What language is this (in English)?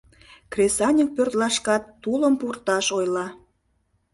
Mari